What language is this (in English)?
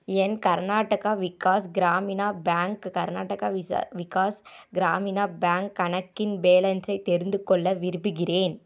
Tamil